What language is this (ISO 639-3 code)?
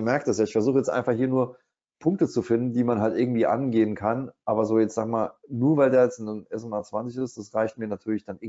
deu